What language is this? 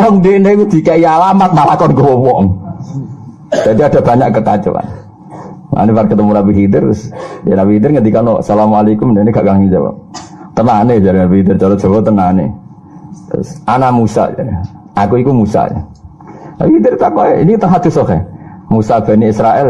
Indonesian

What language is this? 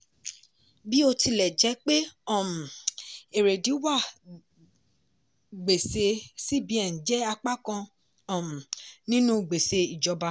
Yoruba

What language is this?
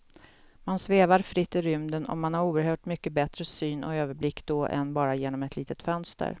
Swedish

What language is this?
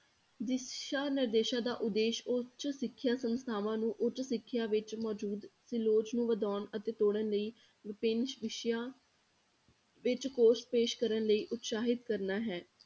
Punjabi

